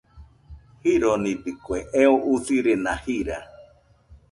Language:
Nüpode Huitoto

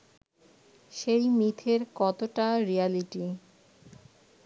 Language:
Bangla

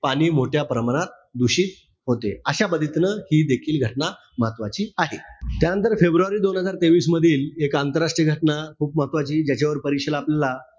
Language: Marathi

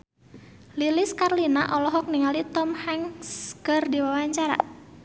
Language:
Sundanese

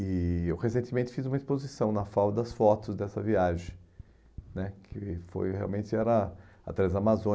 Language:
Portuguese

